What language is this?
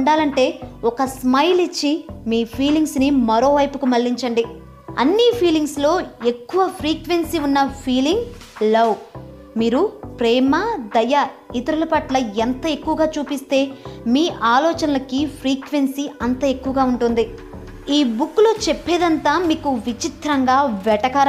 Telugu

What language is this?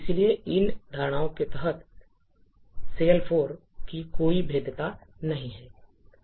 Hindi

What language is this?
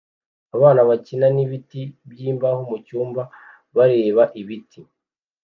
Kinyarwanda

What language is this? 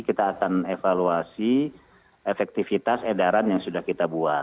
Indonesian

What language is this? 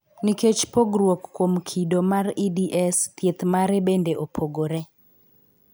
Luo (Kenya and Tanzania)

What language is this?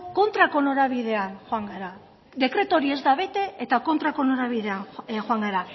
Basque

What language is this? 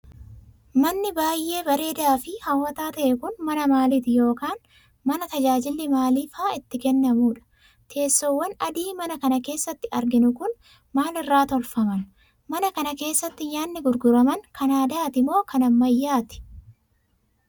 Oromo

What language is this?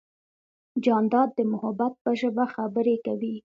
Pashto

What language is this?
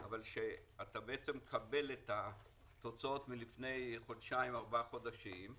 Hebrew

